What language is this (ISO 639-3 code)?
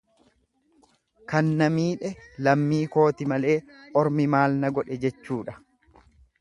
orm